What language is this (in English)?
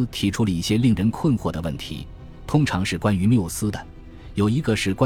Chinese